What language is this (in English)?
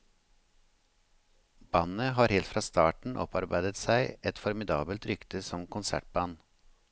Norwegian